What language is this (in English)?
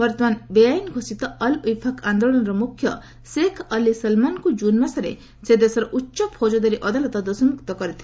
Odia